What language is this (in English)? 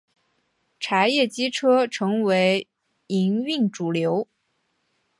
Chinese